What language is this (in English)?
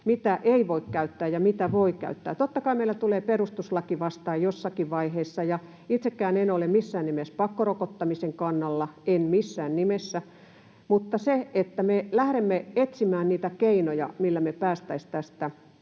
Finnish